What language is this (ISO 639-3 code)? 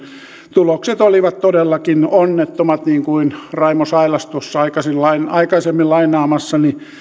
fin